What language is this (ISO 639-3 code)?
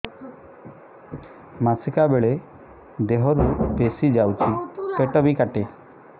ori